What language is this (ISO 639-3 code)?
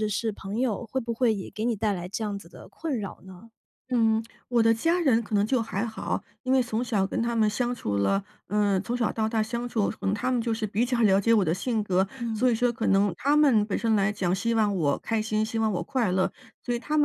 zho